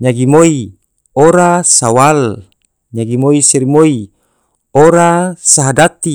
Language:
Tidore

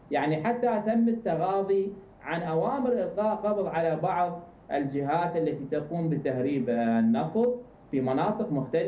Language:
Arabic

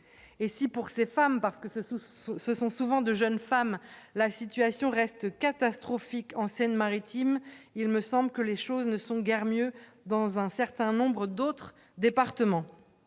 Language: French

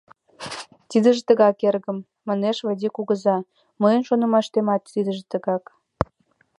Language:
Mari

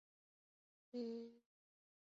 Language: Chinese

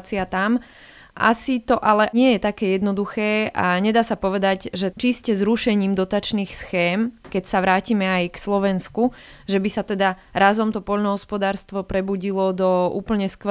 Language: Slovak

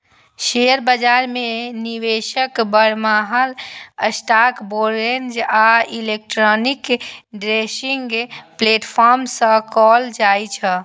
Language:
Maithili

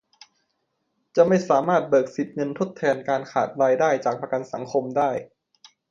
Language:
Thai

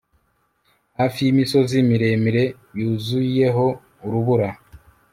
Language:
Kinyarwanda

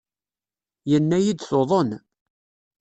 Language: Kabyle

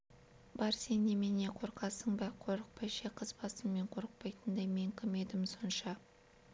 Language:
Kazakh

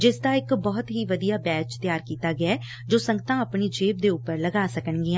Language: Punjabi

